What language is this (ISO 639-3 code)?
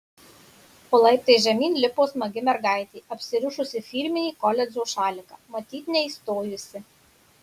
lit